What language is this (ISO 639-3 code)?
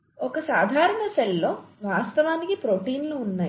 tel